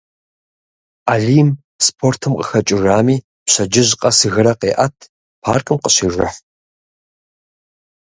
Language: Kabardian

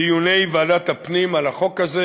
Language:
Hebrew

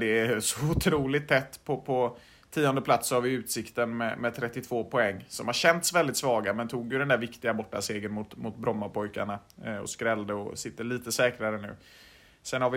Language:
Swedish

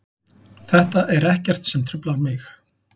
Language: Icelandic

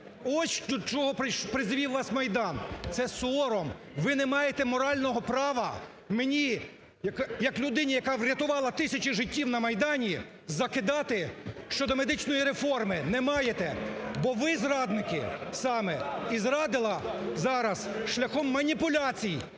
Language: Ukrainian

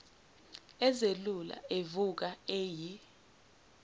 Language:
Zulu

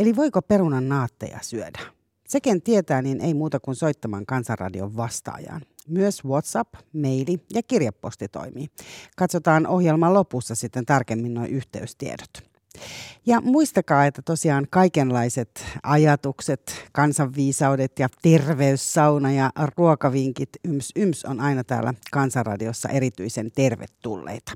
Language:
Finnish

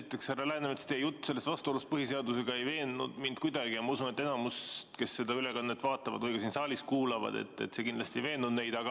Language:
Estonian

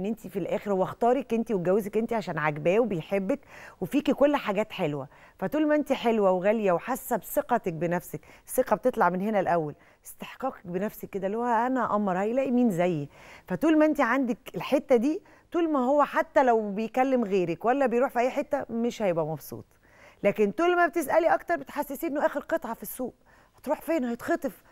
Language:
Arabic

